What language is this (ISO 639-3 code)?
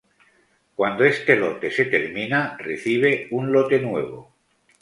spa